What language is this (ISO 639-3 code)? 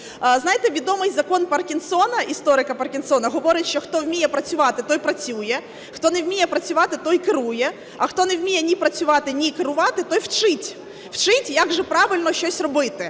ukr